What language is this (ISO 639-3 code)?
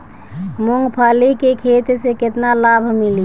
bho